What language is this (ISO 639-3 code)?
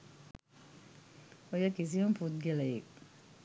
sin